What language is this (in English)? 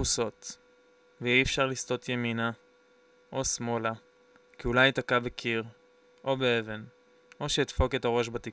Hebrew